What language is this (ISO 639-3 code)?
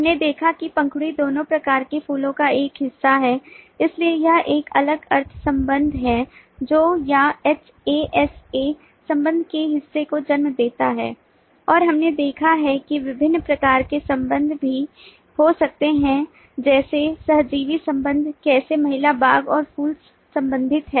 hin